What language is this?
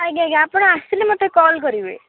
Odia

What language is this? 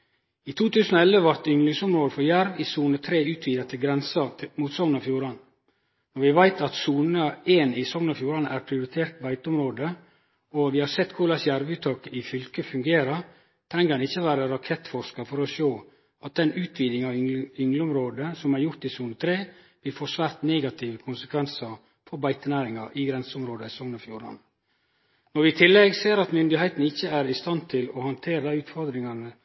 Norwegian Nynorsk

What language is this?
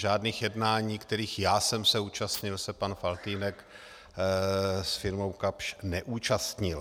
Czech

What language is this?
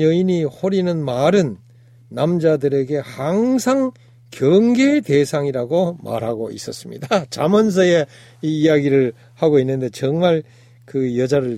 Korean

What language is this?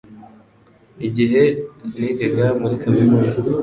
Kinyarwanda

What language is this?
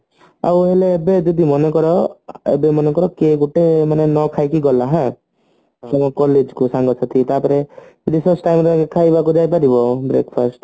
Odia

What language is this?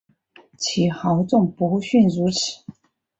Chinese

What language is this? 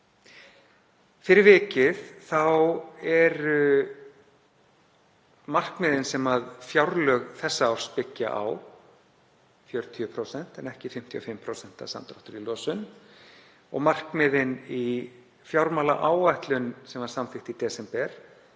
Icelandic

